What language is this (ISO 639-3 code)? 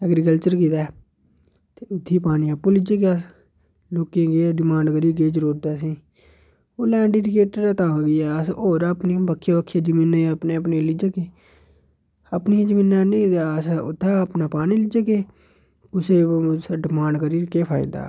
doi